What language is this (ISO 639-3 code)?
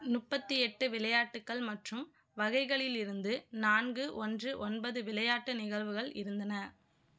tam